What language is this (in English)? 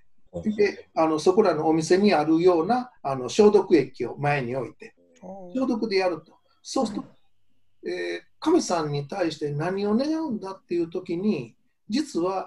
Japanese